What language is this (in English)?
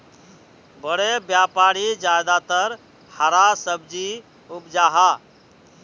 Magahi